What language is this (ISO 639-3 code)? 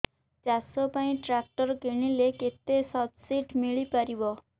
ori